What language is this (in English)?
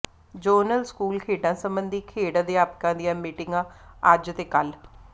Punjabi